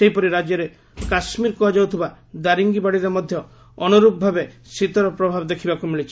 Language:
Odia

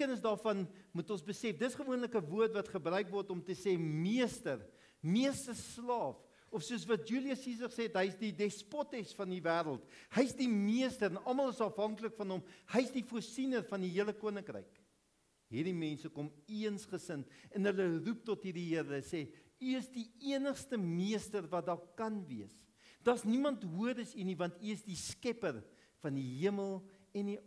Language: Dutch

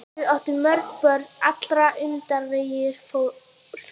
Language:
Icelandic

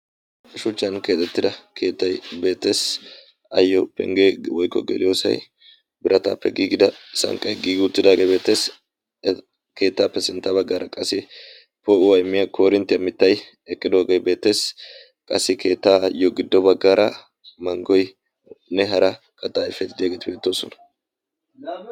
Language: Wolaytta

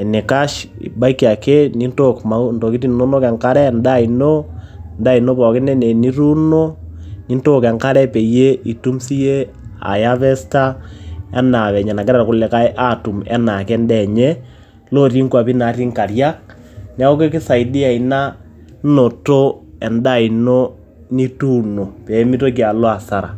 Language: Masai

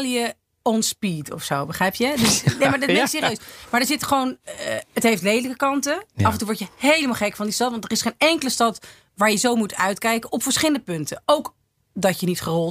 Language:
Dutch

